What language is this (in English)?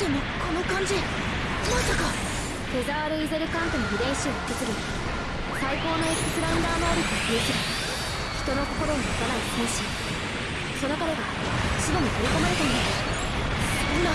Japanese